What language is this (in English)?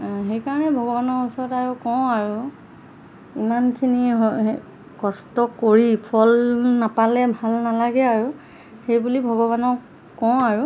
Assamese